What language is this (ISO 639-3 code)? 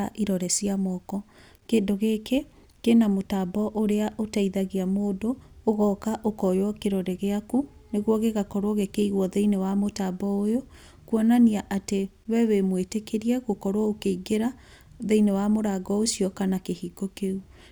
kik